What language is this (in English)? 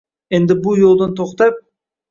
Uzbek